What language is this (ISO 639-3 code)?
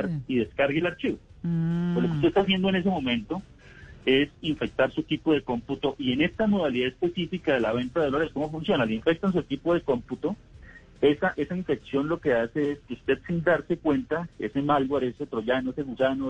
spa